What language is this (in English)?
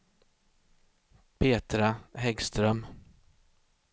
Swedish